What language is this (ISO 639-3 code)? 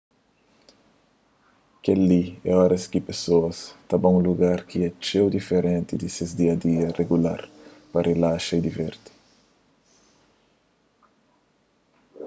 kea